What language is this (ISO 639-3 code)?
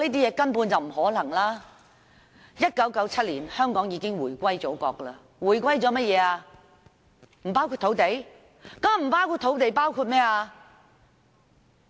yue